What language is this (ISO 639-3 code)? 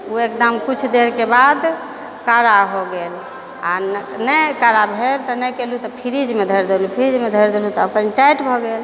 mai